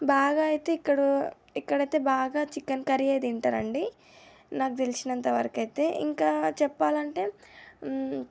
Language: Telugu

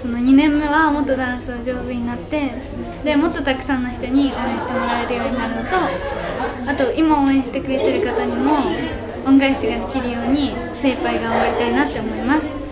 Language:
Japanese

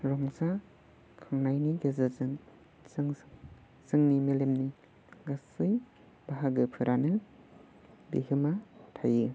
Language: Bodo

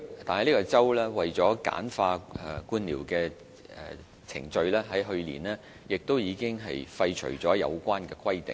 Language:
Cantonese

